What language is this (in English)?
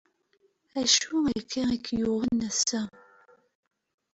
Kabyle